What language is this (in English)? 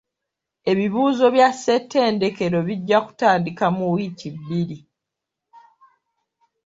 Ganda